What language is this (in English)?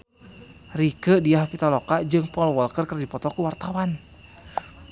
Sundanese